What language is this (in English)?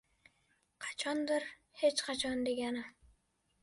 Uzbek